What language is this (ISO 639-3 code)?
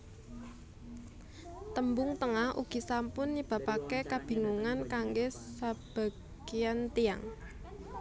jav